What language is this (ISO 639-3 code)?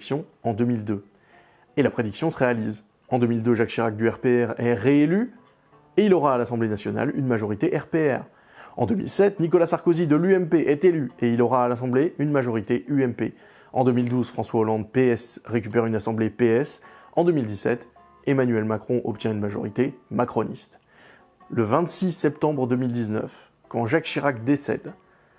fra